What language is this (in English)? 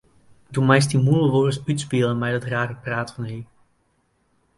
Western Frisian